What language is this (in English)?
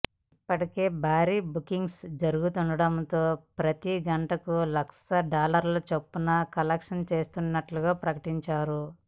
Telugu